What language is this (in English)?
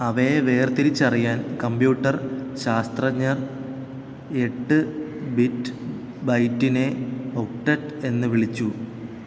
Malayalam